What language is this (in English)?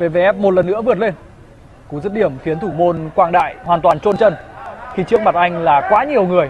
Vietnamese